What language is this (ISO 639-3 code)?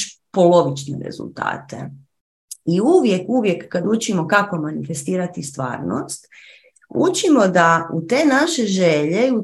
hrv